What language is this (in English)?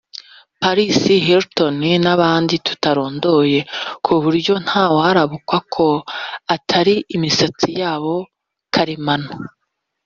Kinyarwanda